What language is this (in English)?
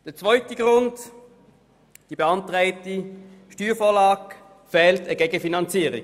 Swiss German